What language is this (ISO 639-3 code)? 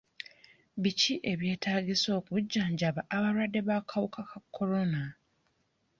lug